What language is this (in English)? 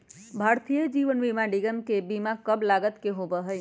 Magahi